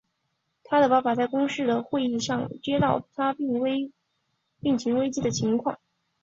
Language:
Chinese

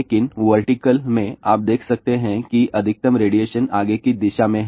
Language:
Hindi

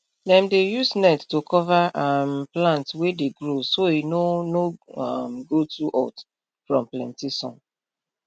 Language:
Nigerian Pidgin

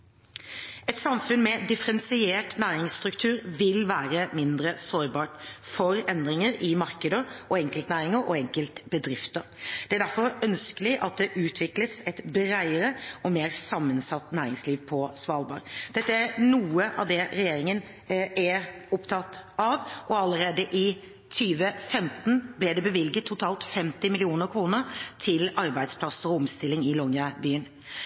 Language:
Norwegian Bokmål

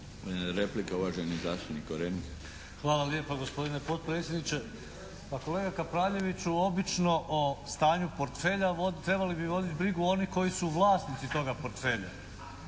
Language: Croatian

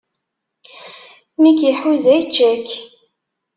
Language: Kabyle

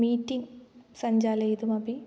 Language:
Sanskrit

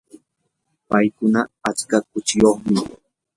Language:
Yanahuanca Pasco Quechua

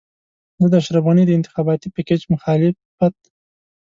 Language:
Pashto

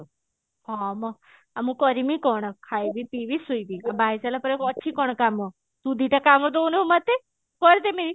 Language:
Odia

